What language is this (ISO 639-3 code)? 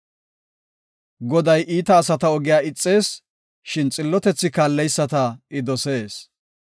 gof